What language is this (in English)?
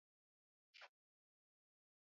Swahili